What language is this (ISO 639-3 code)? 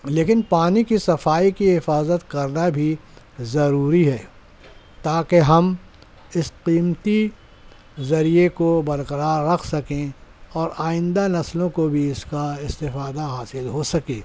urd